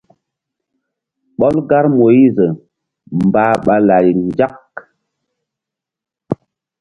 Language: Mbum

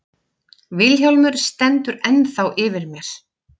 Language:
Icelandic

